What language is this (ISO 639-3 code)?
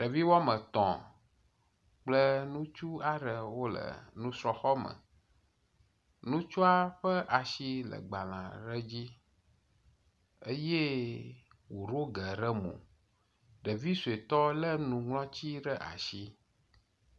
ewe